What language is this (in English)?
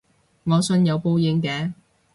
Cantonese